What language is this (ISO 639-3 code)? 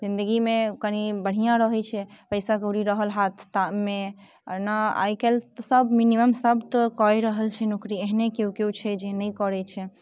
mai